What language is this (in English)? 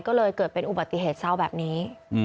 Thai